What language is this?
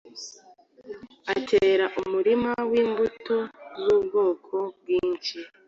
Kinyarwanda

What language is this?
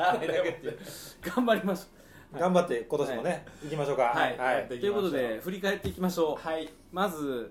Japanese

